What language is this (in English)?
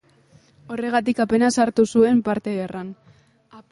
Basque